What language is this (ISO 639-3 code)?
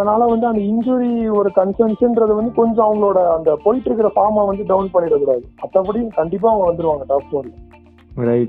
tam